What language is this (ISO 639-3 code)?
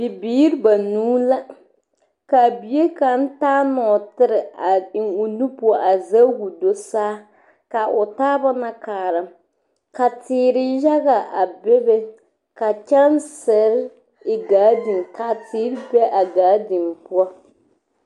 dga